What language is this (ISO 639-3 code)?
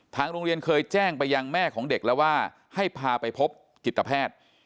tha